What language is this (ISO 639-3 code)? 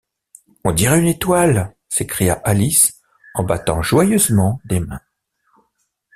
fra